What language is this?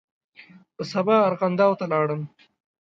Pashto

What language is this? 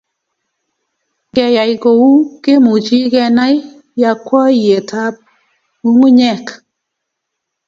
Kalenjin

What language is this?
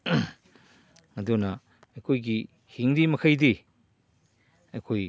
Manipuri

